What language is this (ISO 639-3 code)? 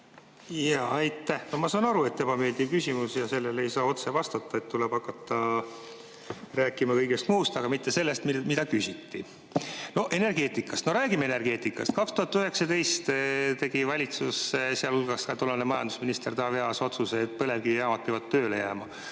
est